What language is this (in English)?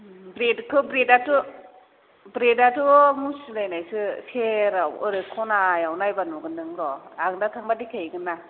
Bodo